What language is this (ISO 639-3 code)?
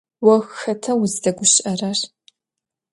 ady